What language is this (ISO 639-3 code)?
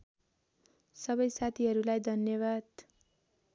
nep